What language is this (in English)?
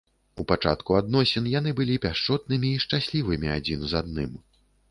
Belarusian